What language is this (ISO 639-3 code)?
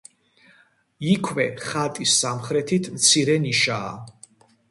kat